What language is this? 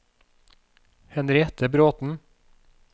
Norwegian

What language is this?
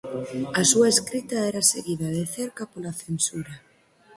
Galician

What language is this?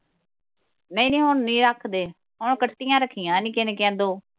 Punjabi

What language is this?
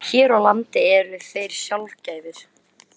Icelandic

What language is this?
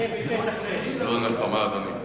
Hebrew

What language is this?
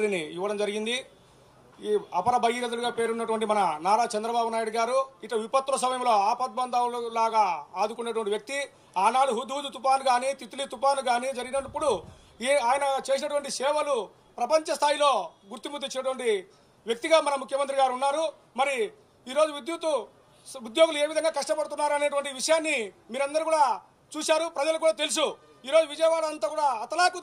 Telugu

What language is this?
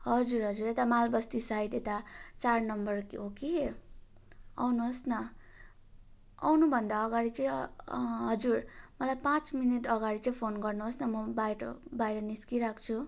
Nepali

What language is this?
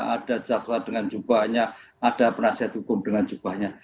Indonesian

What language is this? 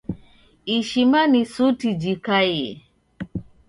Taita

